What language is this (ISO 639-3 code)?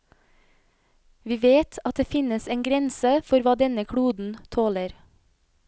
nor